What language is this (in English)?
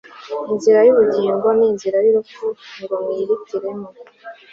Kinyarwanda